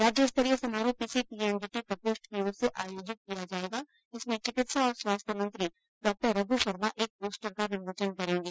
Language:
Hindi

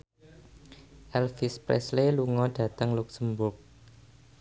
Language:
Javanese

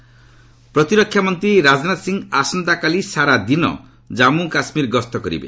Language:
Odia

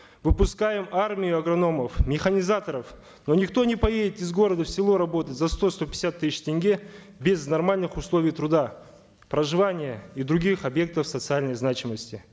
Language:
Kazakh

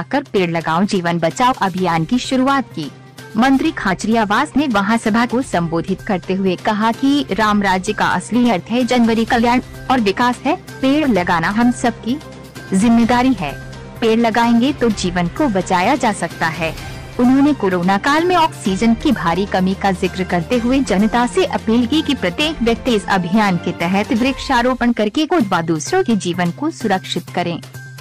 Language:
Hindi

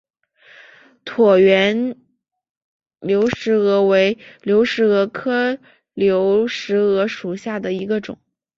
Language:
Chinese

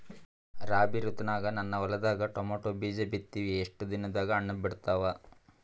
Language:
Kannada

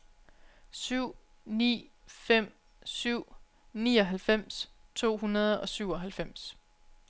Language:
Danish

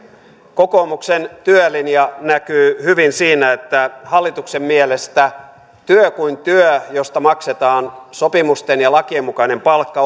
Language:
Finnish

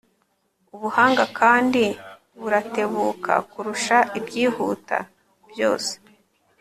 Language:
Kinyarwanda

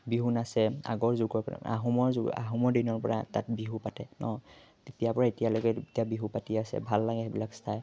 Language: Assamese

